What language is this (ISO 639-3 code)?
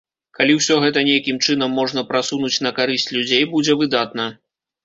bel